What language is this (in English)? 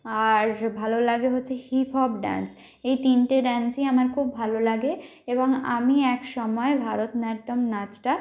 Bangla